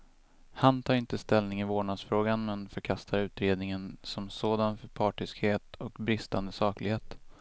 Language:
Swedish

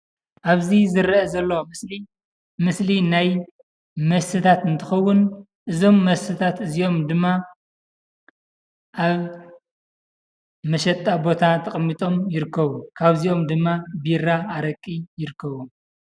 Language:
Tigrinya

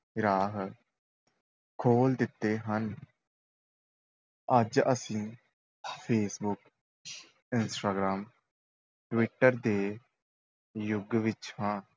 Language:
Punjabi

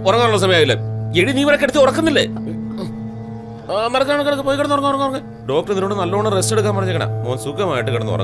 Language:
Malayalam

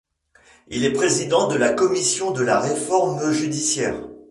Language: French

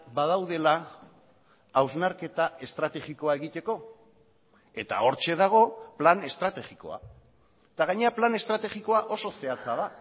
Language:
Basque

